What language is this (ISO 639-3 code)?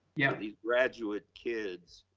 eng